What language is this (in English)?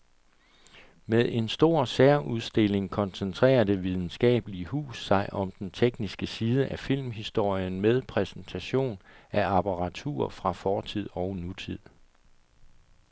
Danish